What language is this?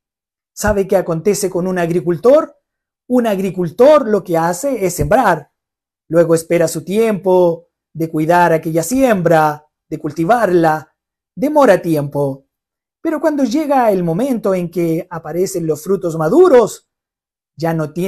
Spanish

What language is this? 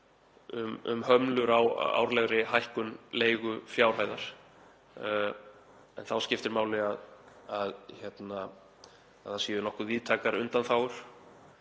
Icelandic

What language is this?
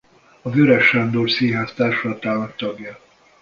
Hungarian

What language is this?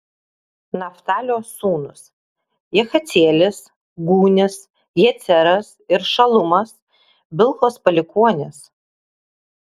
Lithuanian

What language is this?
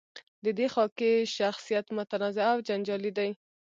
Pashto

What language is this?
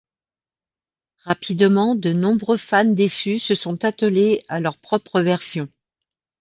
French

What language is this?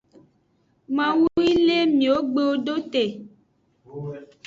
Aja (Benin)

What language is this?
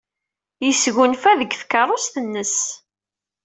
Kabyle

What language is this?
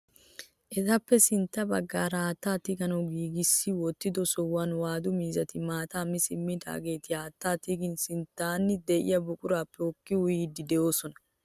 Wolaytta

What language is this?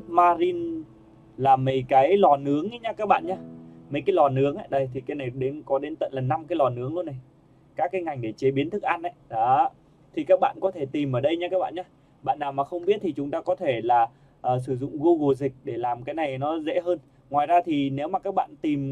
Vietnamese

